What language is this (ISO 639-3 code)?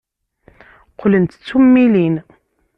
kab